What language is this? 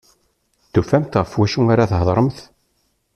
Kabyle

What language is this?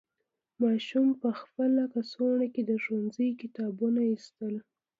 Pashto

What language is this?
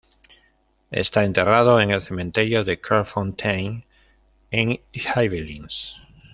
Spanish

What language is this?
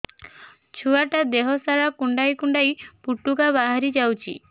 Odia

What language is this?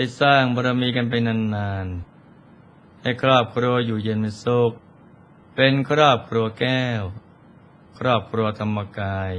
Thai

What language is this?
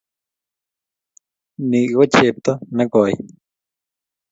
Kalenjin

